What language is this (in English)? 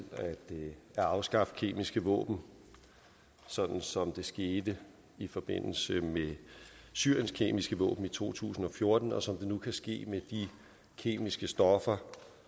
Danish